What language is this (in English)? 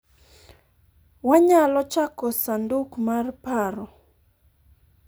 Luo (Kenya and Tanzania)